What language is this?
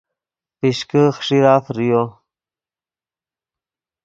Yidgha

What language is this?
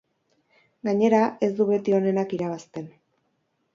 Basque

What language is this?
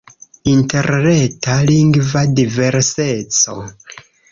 Esperanto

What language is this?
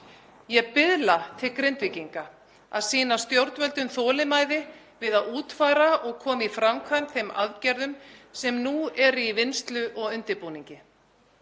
Icelandic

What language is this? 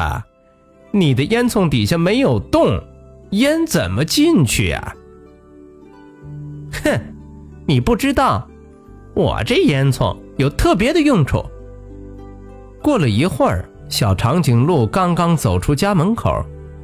Chinese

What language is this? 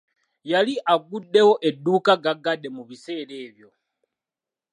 Ganda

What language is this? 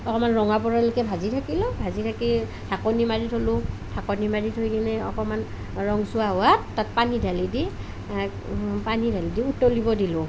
Assamese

